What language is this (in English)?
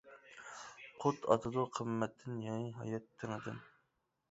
Uyghur